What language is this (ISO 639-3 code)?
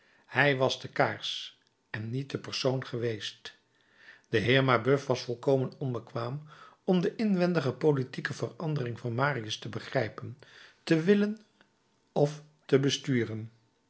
nld